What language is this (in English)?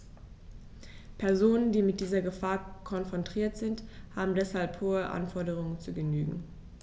German